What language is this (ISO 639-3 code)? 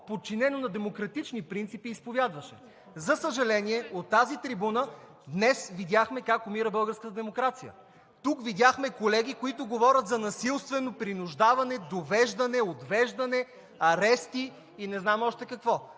bul